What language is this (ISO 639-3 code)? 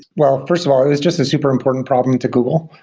eng